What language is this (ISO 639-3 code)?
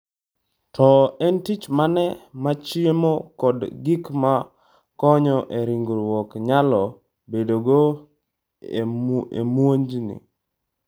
luo